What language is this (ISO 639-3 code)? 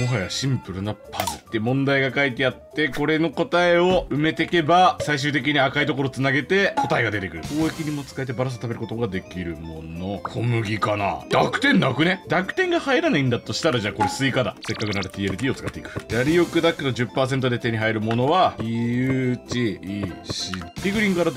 jpn